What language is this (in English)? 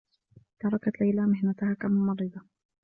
Arabic